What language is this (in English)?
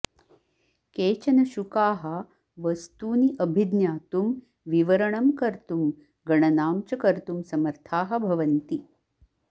Sanskrit